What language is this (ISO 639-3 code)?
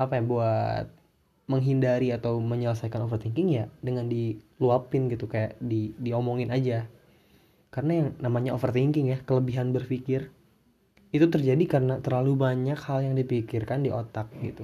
ind